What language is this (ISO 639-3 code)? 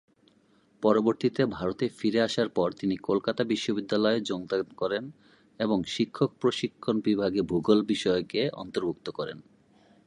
ben